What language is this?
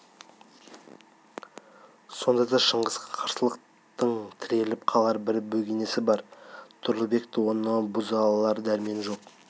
Kazakh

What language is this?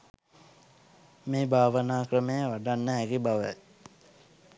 Sinhala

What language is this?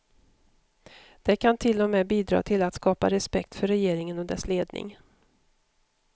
Swedish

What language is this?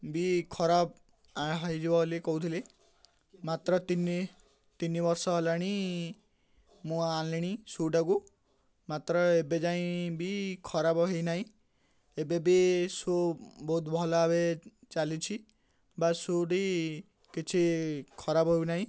Odia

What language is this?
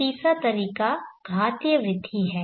Hindi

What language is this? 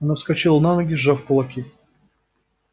Russian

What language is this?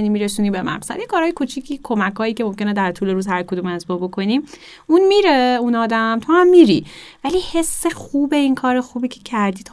Persian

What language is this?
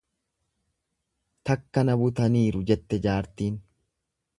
Oromo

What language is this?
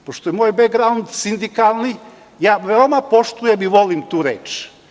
Serbian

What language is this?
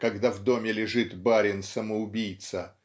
Russian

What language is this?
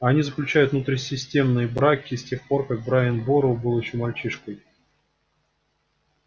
Russian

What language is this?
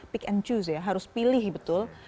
Indonesian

